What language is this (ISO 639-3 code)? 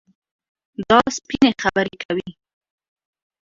pus